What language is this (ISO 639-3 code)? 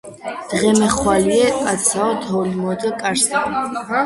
kat